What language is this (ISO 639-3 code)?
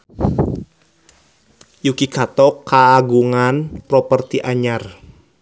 sun